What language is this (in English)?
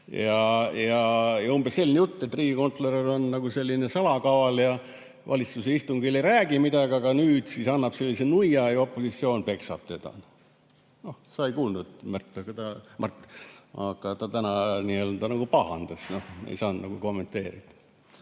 Estonian